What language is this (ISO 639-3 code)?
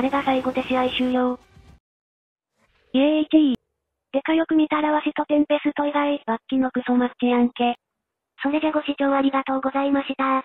jpn